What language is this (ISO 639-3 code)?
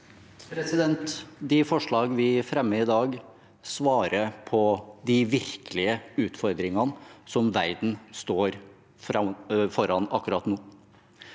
nor